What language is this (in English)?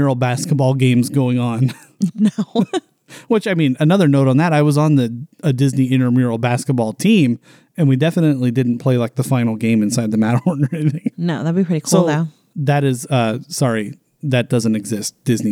English